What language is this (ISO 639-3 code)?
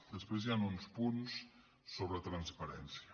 cat